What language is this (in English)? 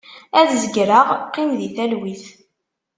Kabyle